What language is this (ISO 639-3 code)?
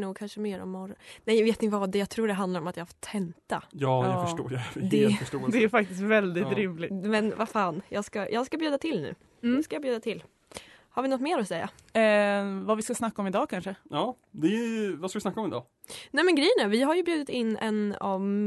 swe